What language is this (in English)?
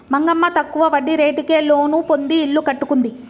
Telugu